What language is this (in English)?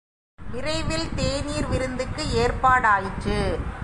Tamil